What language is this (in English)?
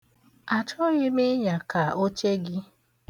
Igbo